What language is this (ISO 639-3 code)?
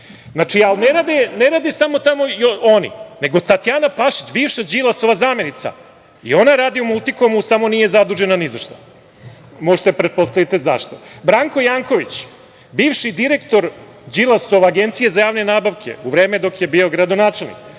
srp